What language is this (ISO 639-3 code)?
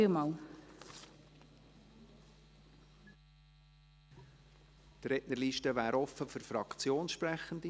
gsw